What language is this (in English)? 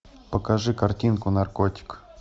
Russian